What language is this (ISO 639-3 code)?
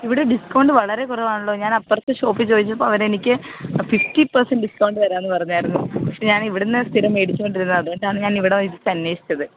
mal